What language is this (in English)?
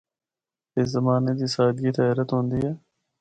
Northern Hindko